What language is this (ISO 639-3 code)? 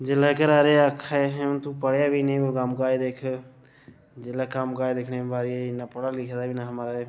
doi